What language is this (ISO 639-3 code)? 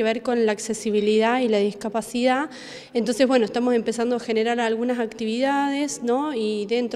spa